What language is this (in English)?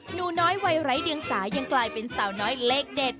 Thai